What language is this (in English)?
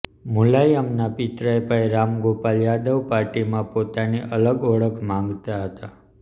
Gujarati